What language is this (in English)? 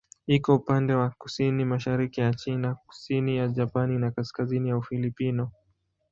Swahili